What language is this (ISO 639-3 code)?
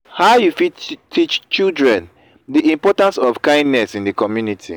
pcm